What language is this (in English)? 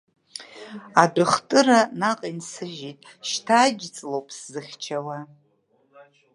Abkhazian